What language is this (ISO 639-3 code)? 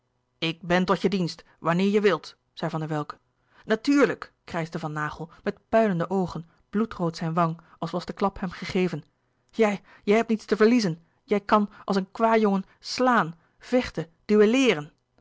nld